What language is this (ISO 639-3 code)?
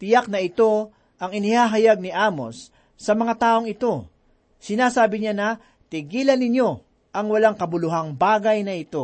fil